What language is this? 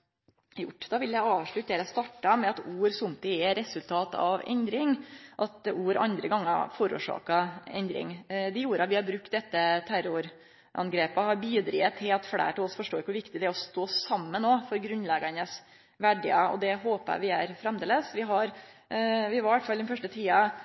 Norwegian Nynorsk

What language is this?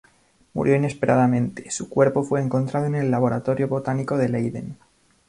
Spanish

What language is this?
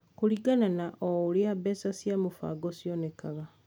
Kikuyu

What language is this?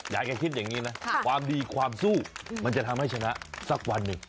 Thai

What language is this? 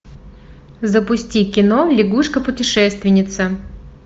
Russian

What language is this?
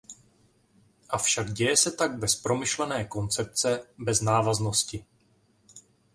Czech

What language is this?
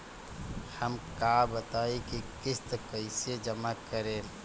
Bhojpuri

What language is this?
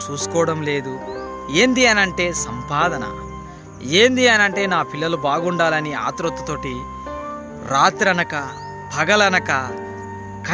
Telugu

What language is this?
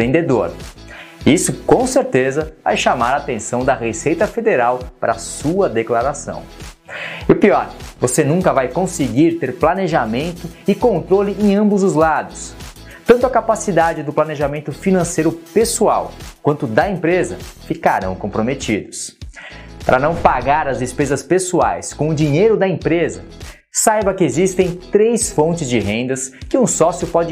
Portuguese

